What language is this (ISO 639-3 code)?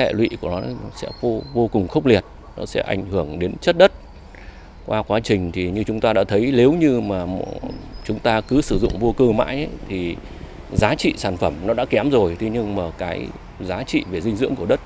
vie